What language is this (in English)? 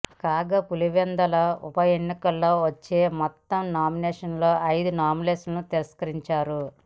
Telugu